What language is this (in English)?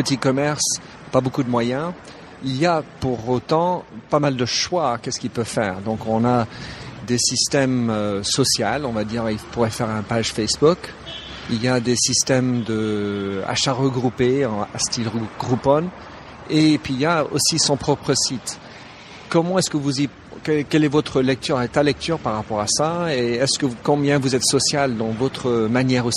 French